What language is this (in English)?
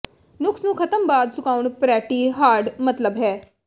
Punjabi